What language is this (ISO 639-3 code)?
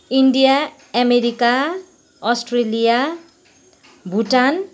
nep